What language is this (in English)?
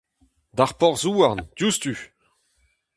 Breton